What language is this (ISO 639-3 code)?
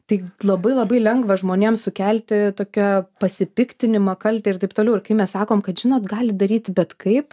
lit